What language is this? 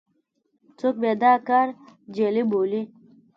Pashto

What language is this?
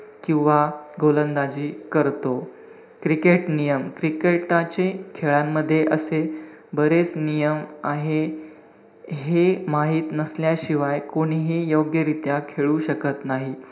Marathi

